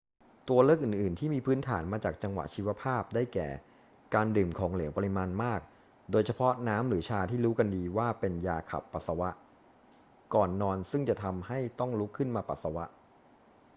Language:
Thai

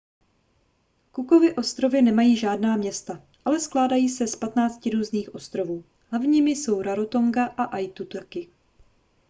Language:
Czech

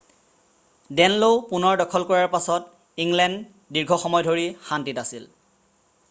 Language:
Assamese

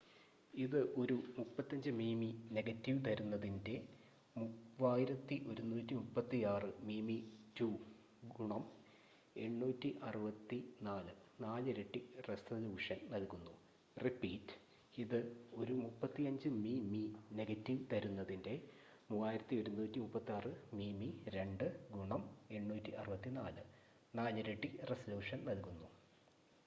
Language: Malayalam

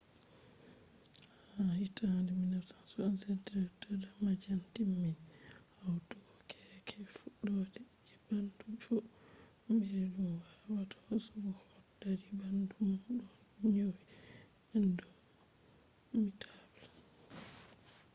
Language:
Fula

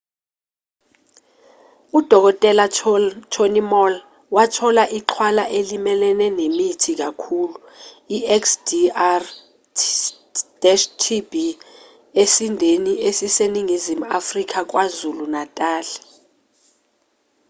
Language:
Zulu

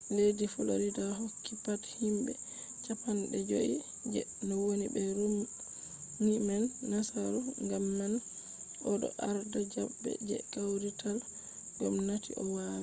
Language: Fula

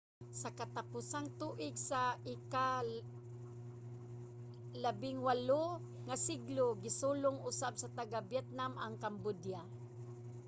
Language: Cebuano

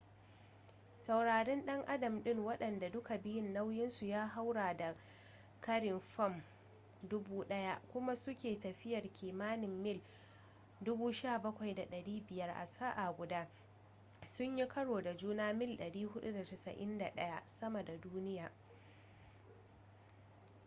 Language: Hausa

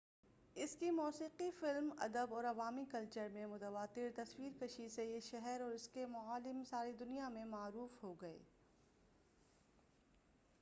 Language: Urdu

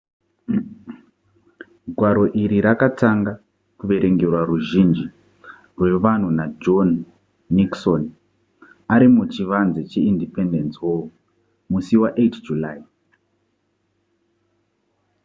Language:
Shona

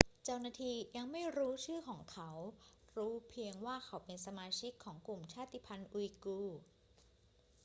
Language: Thai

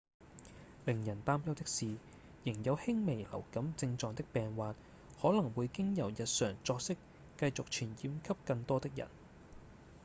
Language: Cantonese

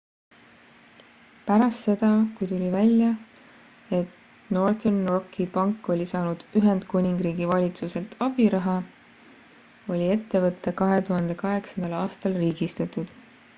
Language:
Estonian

